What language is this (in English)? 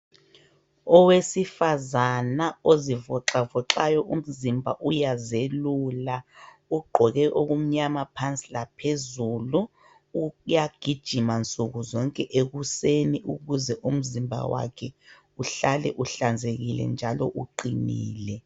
North Ndebele